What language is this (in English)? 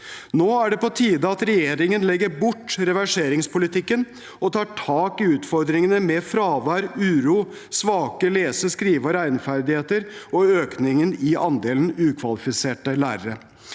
Norwegian